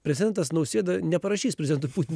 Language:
Lithuanian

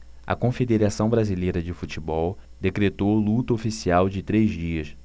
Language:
Portuguese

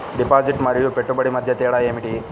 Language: Telugu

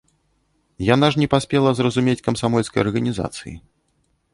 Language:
Belarusian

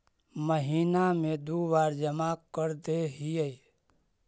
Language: Magahi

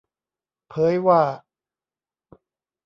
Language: Thai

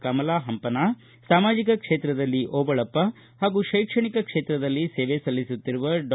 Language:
Kannada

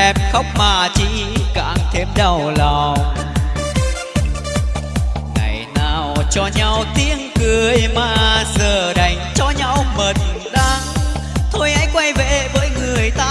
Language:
Vietnamese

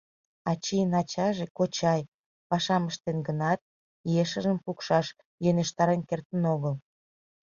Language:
Mari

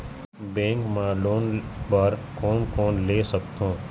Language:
Chhattisgarhi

